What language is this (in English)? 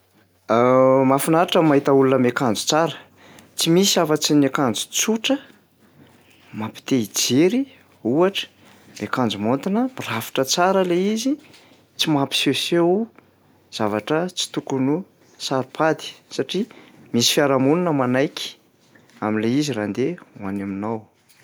Malagasy